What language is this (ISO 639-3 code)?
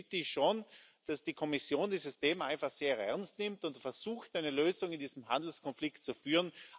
deu